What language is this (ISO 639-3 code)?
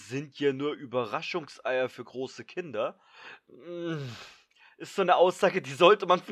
deu